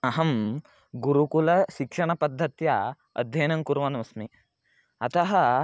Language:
Sanskrit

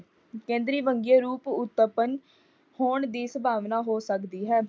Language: Punjabi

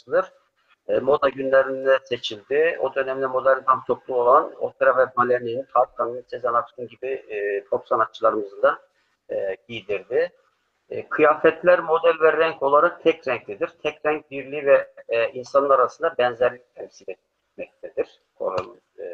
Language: Turkish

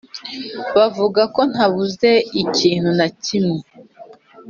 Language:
Kinyarwanda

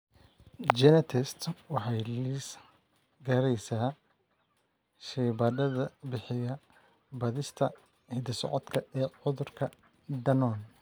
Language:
Somali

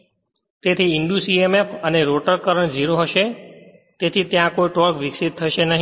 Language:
Gujarati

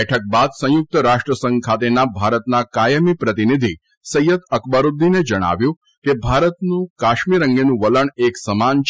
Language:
Gujarati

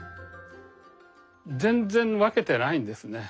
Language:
Japanese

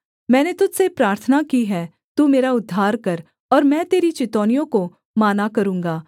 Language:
Hindi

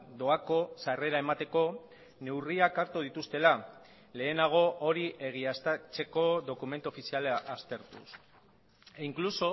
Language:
Basque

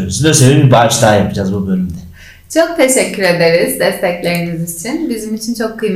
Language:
Turkish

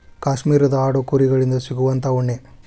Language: Kannada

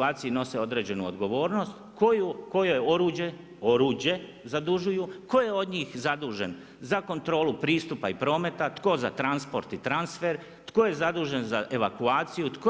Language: Croatian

